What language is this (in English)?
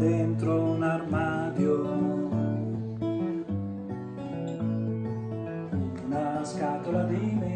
Italian